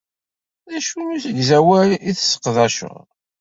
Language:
Kabyle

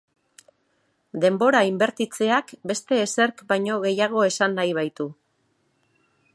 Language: Basque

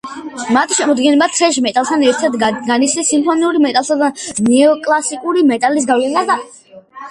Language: Georgian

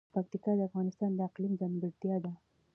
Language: Pashto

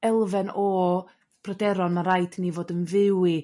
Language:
Welsh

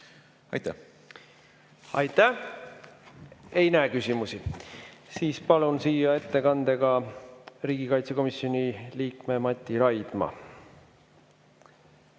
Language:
Estonian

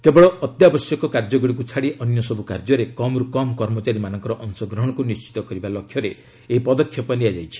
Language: Odia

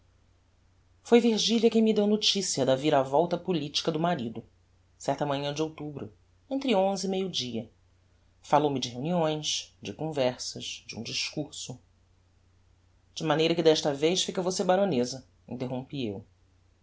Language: Portuguese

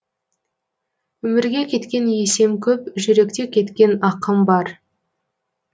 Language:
Kazakh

